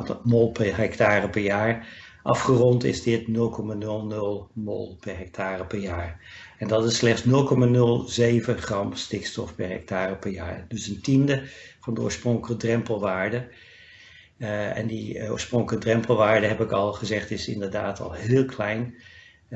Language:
Dutch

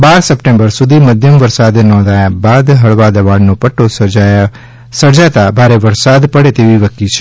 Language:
Gujarati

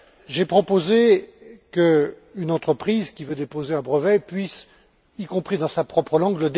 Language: French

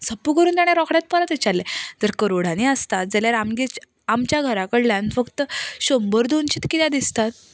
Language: Konkani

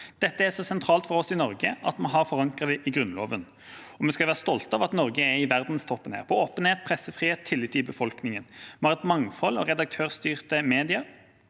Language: Norwegian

